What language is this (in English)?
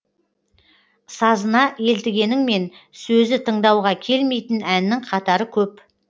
Kazakh